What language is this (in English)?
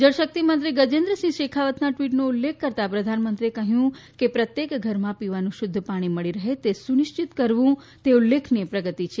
Gujarati